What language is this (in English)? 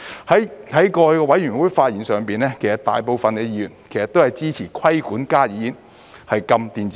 Cantonese